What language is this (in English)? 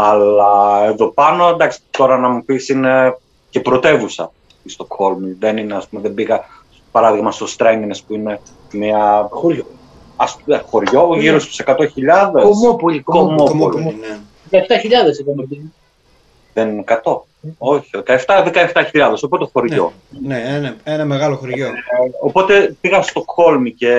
Greek